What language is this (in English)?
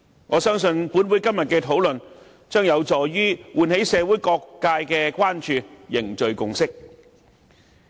Cantonese